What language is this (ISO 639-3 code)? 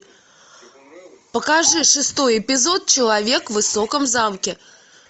rus